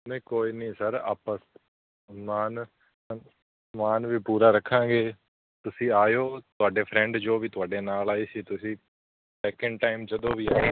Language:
Punjabi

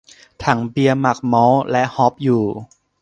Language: Thai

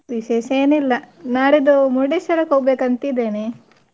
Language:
Kannada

